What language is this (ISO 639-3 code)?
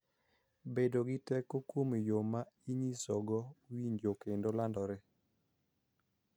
luo